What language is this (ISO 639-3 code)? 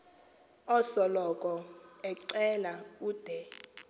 xho